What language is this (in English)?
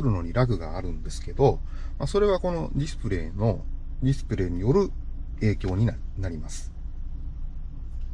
Japanese